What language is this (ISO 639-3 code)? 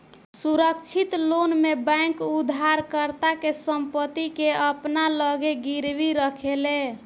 bho